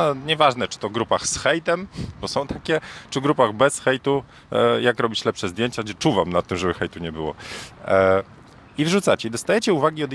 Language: Polish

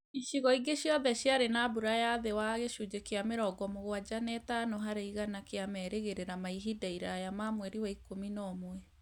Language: Kikuyu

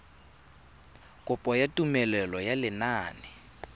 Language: Tswana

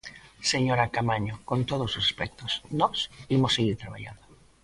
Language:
Galician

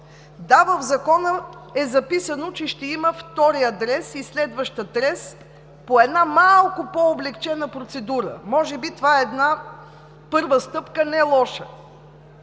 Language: Bulgarian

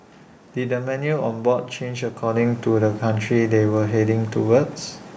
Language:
English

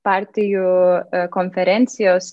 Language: Lithuanian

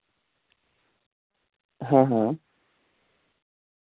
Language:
Dogri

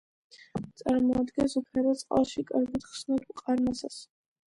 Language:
Georgian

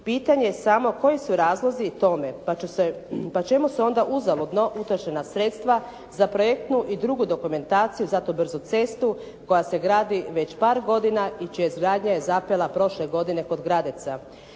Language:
Croatian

